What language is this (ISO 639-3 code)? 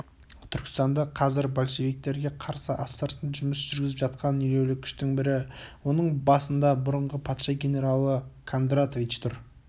kaz